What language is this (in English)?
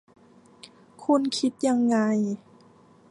Thai